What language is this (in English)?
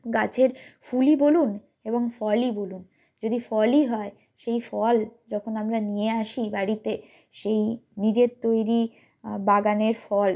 Bangla